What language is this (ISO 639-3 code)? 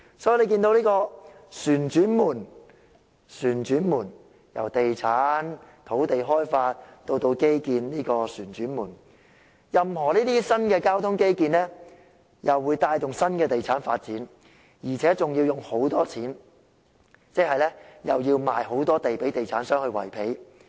yue